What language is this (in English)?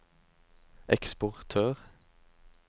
Norwegian